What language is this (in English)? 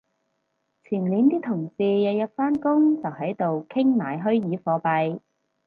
Cantonese